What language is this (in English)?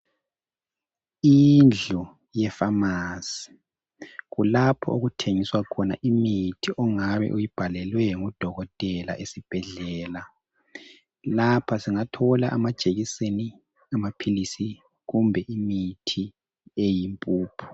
North Ndebele